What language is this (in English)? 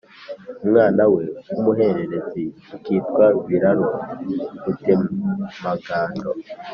Kinyarwanda